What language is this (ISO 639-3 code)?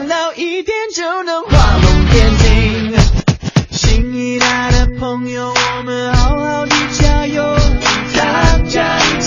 zho